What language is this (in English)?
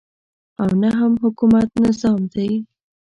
Pashto